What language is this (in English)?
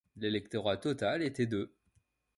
French